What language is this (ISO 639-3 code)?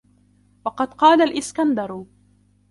ara